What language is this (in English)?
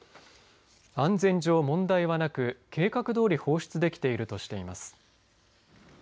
Japanese